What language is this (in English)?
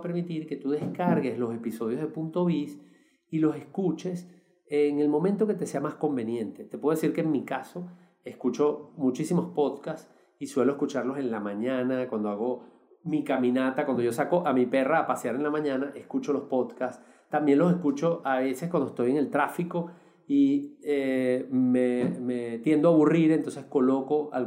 Spanish